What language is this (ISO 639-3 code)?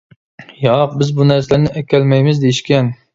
uig